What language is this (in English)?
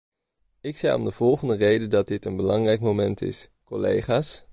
Dutch